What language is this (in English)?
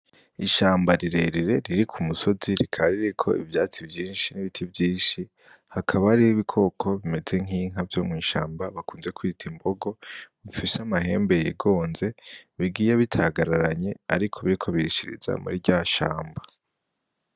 Rundi